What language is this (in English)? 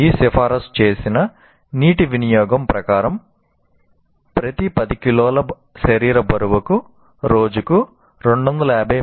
Telugu